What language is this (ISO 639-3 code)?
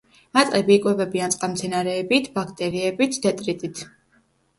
kat